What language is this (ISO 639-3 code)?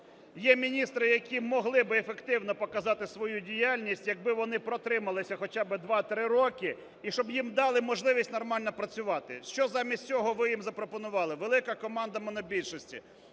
ukr